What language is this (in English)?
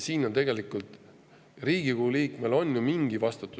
Estonian